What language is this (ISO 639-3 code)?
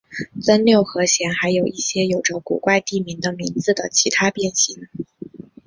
zho